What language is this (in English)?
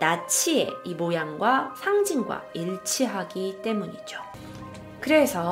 Korean